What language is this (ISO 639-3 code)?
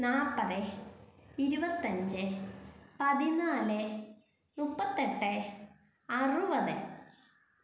mal